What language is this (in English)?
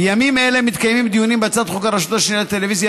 Hebrew